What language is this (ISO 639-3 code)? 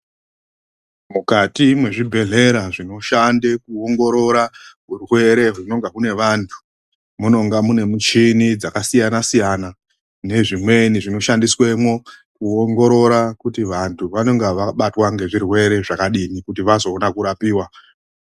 ndc